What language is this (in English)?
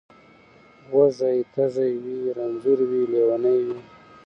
Pashto